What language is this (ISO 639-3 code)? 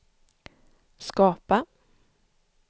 swe